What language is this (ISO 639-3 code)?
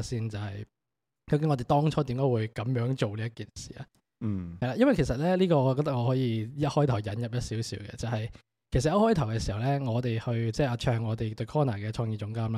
zho